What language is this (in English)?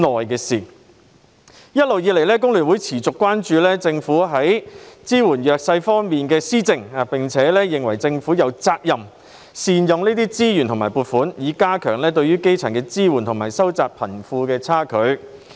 Cantonese